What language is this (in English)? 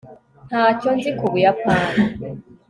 Kinyarwanda